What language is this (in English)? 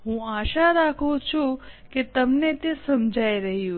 Gujarati